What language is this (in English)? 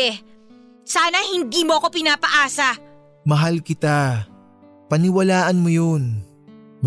Filipino